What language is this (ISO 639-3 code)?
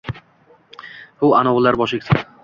uzb